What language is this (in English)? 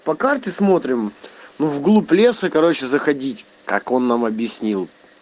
Russian